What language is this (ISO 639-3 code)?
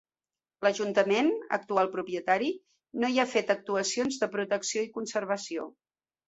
cat